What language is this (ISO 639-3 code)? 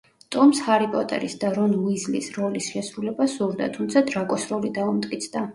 kat